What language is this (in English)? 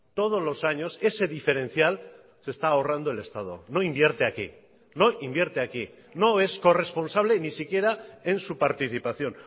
Spanish